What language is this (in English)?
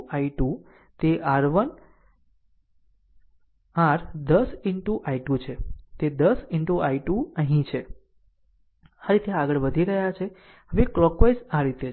Gujarati